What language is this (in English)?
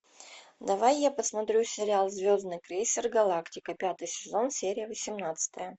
Russian